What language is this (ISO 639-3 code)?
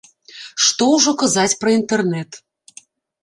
bel